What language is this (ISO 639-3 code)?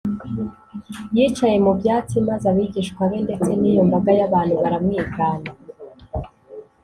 kin